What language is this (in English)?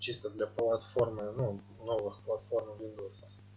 Russian